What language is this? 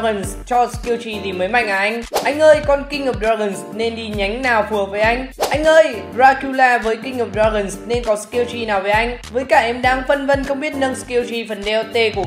Vietnamese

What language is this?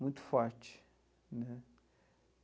Portuguese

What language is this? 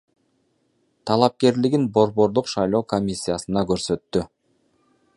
Kyrgyz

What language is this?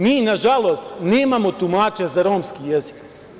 Serbian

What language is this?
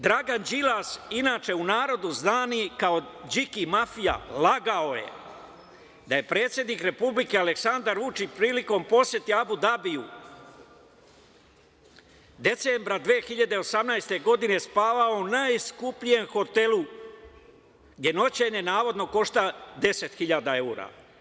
Serbian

